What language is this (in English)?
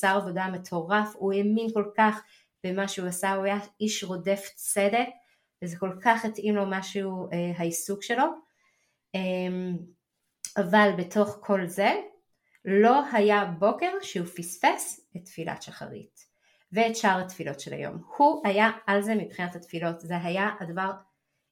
Hebrew